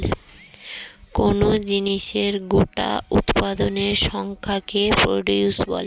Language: Bangla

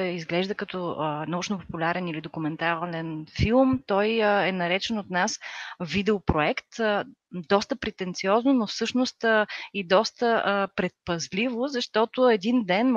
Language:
Bulgarian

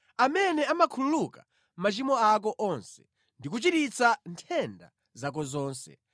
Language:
Nyanja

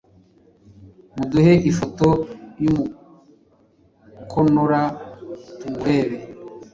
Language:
Kinyarwanda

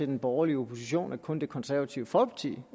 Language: Danish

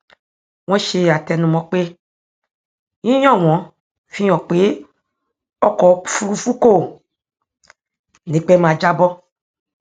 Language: Yoruba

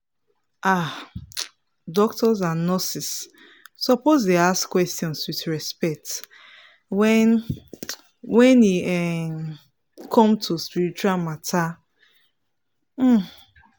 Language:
Nigerian Pidgin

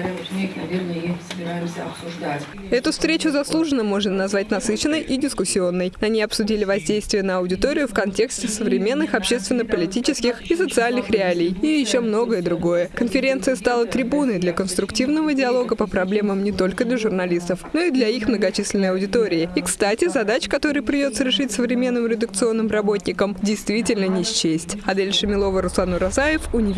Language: Russian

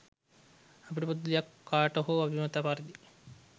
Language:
Sinhala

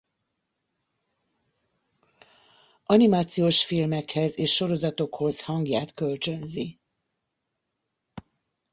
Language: Hungarian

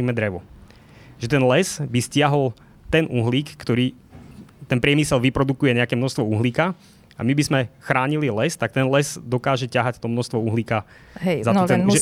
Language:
Slovak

